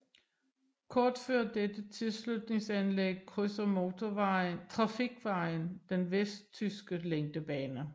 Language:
Danish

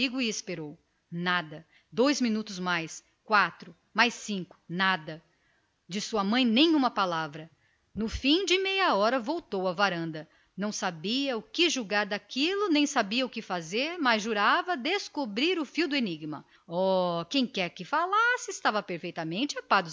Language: Portuguese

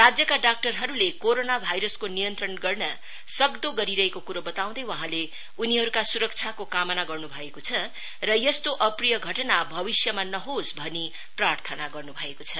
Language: Nepali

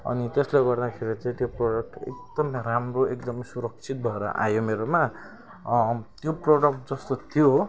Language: Nepali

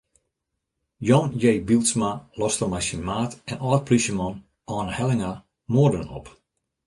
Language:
Western Frisian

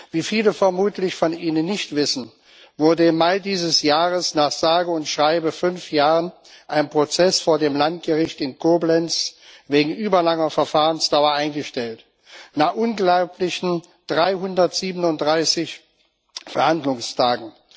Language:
German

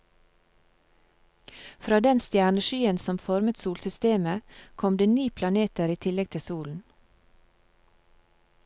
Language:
Norwegian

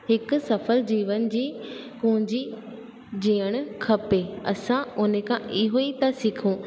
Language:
Sindhi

